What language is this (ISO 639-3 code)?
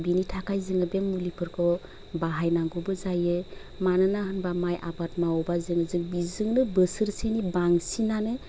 brx